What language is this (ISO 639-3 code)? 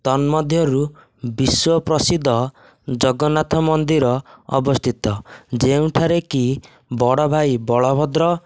ori